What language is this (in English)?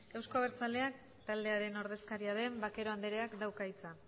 Basque